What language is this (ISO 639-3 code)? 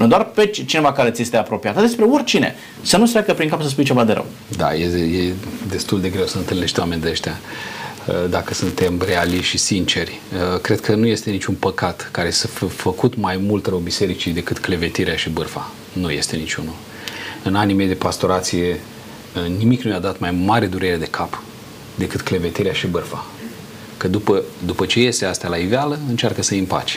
ron